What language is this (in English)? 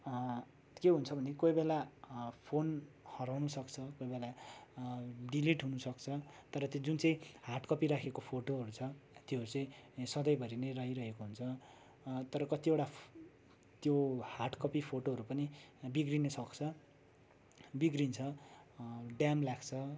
Nepali